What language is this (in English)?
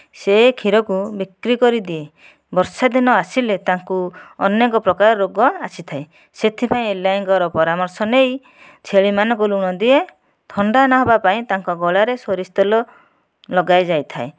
Odia